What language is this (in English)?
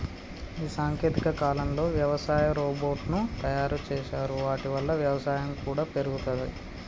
Telugu